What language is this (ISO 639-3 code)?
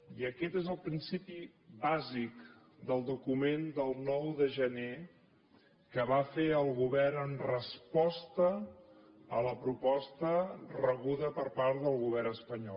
cat